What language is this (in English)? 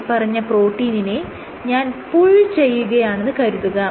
Malayalam